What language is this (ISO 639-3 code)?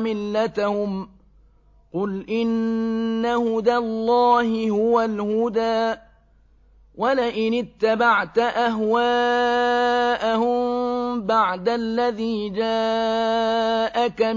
ara